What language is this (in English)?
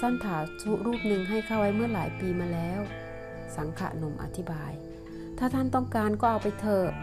Thai